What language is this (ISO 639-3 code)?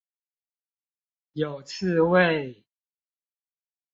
zho